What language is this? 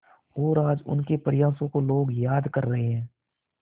Hindi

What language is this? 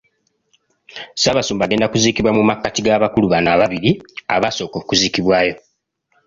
Ganda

